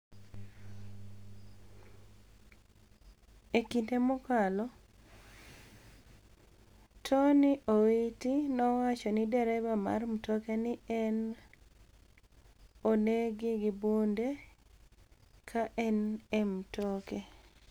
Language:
Luo (Kenya and Tanzania)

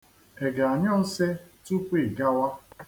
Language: Igbo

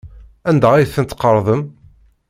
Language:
Kabyle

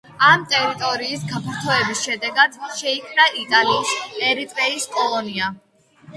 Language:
Georgian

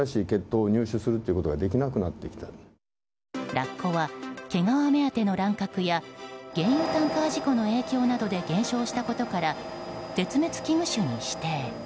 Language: Japanese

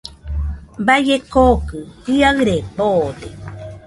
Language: Nüpode Huitoto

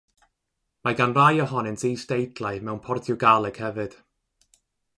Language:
Welsh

